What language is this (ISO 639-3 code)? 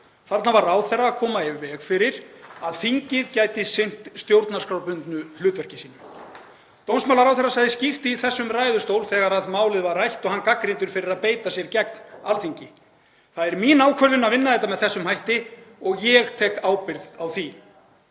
isl